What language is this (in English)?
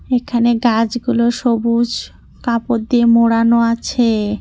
Bangla